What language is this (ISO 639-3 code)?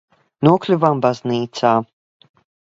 lav